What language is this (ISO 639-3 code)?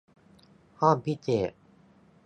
tha